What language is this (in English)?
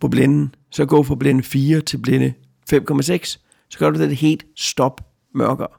Danish